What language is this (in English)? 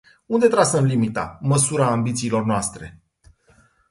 Romanian